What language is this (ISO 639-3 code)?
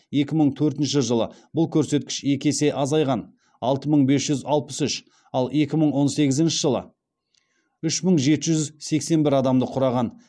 kaz